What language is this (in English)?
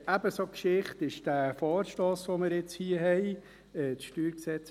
Swiss German